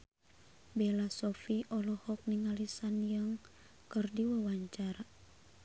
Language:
Sundanese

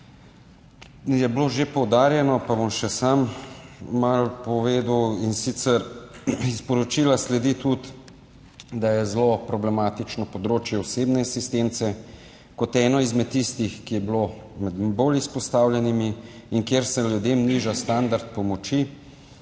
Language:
Slovenian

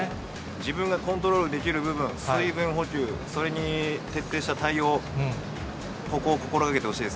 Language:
Japanese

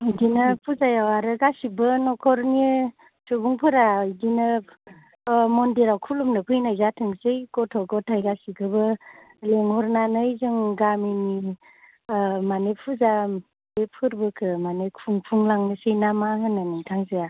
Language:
Bodo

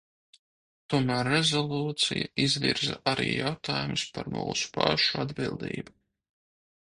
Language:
Latvian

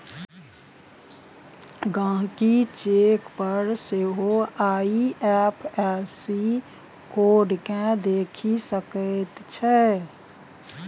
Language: Maithili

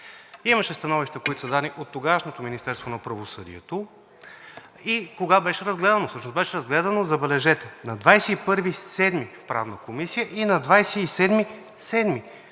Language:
Bulgarian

